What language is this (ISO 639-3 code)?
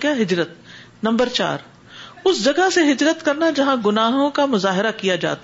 urd